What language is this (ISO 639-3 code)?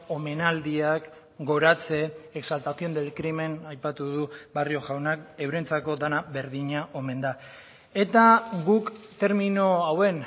eus